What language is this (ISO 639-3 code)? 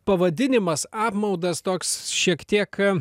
lit